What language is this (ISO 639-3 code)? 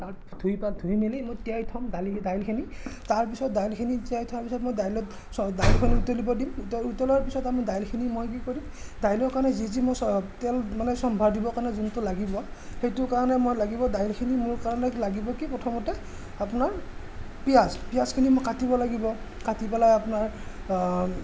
asm